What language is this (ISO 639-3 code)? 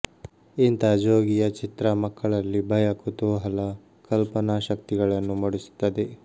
kan